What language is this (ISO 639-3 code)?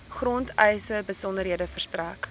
afr